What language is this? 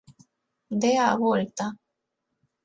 Galician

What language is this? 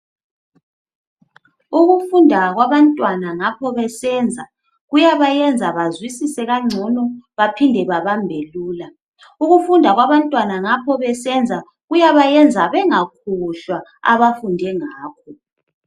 North Ndebele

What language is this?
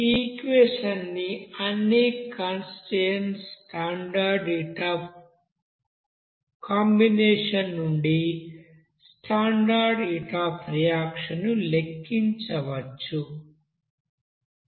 Telugu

